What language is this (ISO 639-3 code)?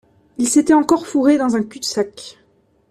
fra